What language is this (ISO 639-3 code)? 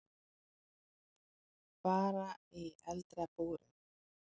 isl